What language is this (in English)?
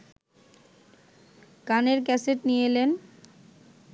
Bangla